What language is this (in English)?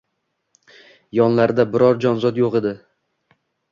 Uzbek